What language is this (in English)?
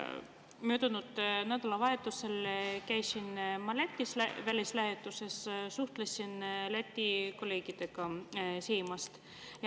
Estonian